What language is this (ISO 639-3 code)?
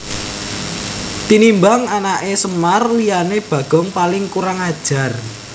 jav